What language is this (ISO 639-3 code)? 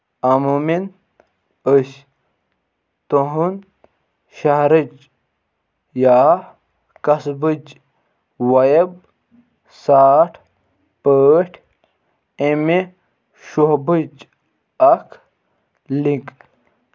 kas